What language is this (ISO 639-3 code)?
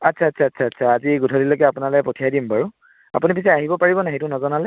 asm